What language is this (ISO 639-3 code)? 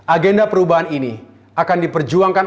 ind